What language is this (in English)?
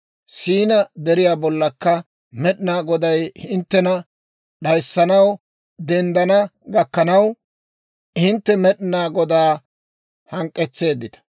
Dawro